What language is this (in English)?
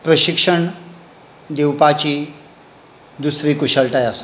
Konkani